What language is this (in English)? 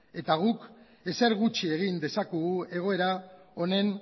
Basque